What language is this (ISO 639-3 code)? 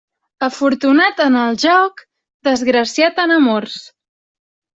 cat